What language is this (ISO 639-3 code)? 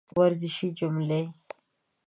pus